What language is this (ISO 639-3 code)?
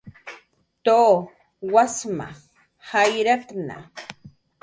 jqr